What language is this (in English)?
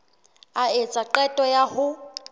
Southern Sotho